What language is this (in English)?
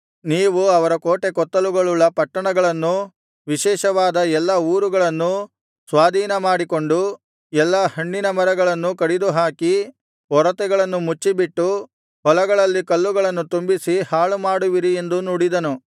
Kannada